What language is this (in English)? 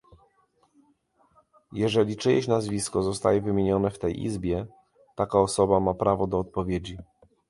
Polish